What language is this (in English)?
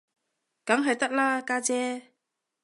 Cantonese